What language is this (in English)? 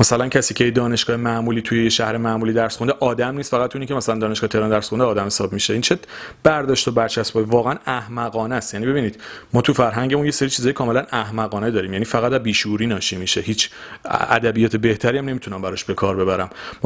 Persian